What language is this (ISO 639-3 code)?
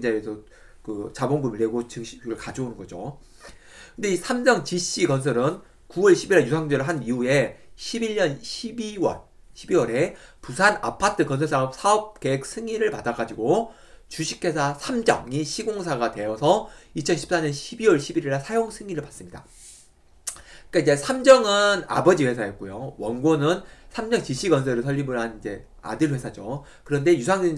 kor